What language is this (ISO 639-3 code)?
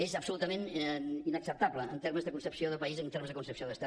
cat